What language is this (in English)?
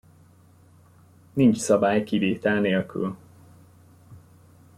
Hungarian